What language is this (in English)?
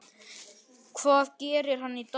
Icelandic